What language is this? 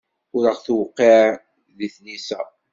Kabyle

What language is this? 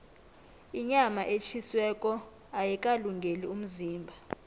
South Ndebele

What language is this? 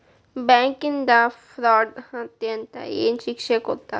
Kannada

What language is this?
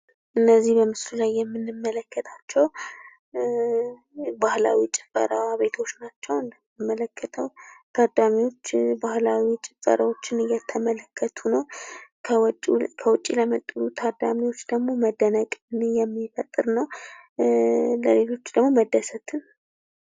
Amharic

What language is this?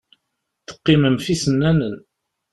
Kabyle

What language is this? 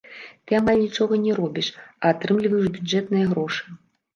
Belarusian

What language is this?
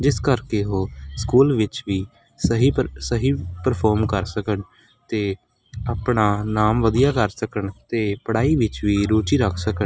Punjabi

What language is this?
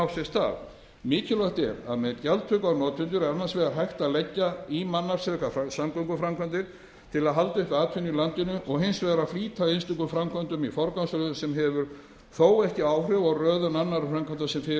Icelandic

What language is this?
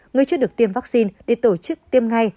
Vietnamese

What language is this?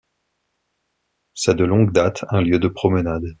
French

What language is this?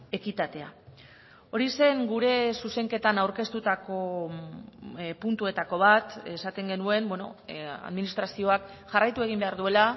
Basque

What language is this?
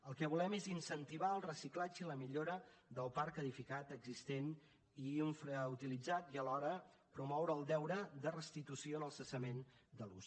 Catalan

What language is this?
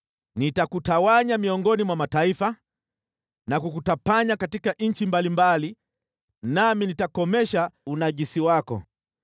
Swahili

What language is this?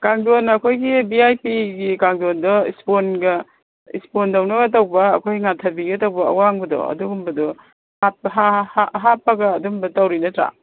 Manipuri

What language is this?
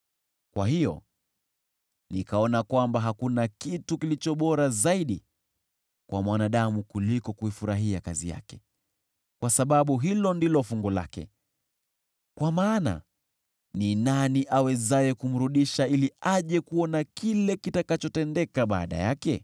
Swahili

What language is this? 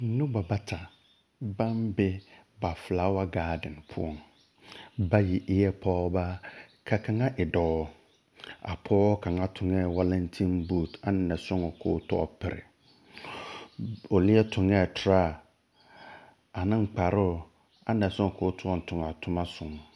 Southern Dagaare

